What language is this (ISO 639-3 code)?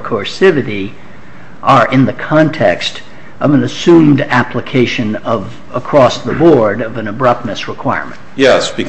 eng